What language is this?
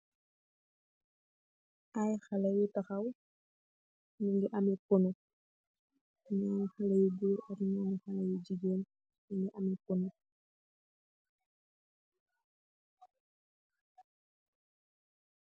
Wolof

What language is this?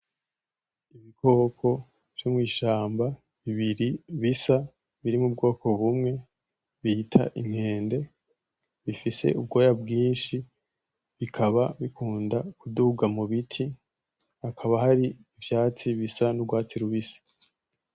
Rundi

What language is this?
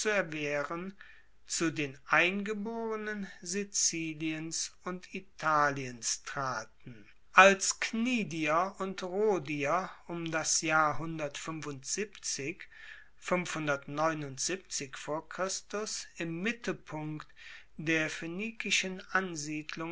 German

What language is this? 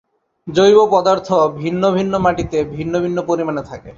Bangla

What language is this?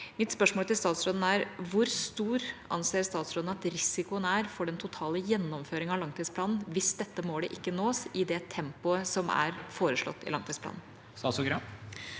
Norwegian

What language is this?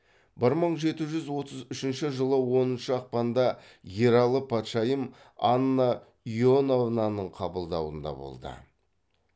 Kazakh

